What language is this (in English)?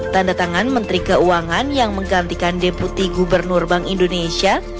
Indonesian